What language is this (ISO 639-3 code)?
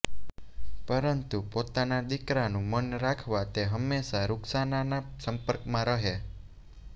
guj